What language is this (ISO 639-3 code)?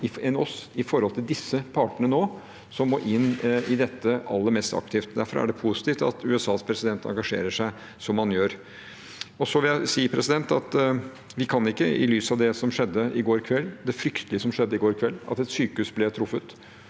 nor